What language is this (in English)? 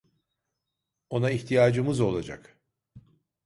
Turkish